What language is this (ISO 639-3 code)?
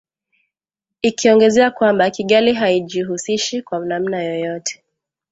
swa